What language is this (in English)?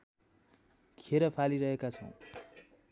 Nepali